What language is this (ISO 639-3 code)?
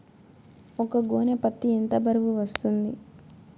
tel